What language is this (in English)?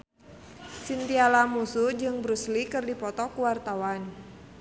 Sundanese